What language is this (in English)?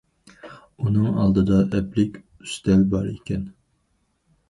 Uyghur